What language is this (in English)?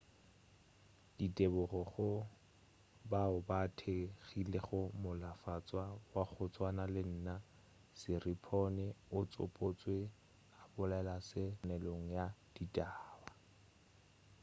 Northern Sotho